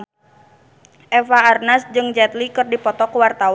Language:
Sundanese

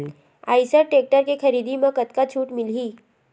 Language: Chhattisgarhi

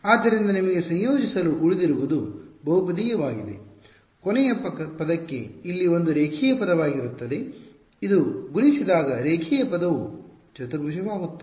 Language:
Kannada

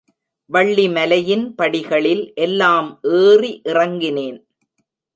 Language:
Tamil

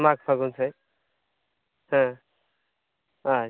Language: Santali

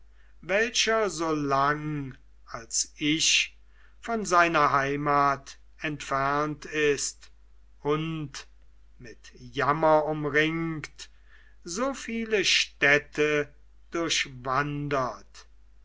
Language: German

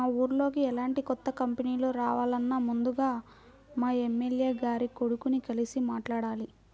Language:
Telugu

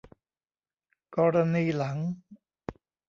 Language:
Thai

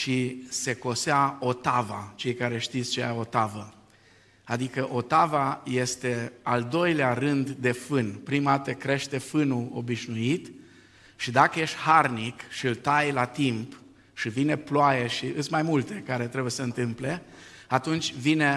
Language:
Romanian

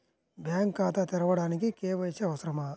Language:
Telugu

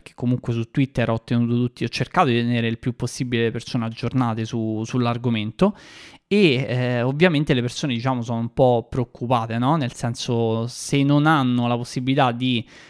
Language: Italian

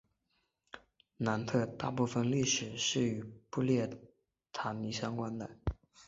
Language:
Chinese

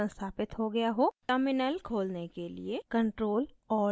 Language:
Hindi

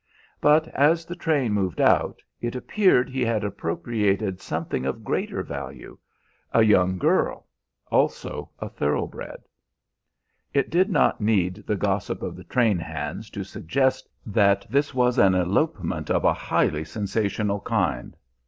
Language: English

